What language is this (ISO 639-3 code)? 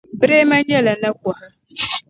dag